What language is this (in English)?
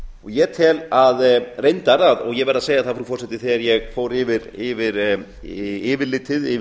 Icelandic